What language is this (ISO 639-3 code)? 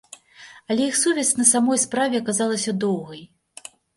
bel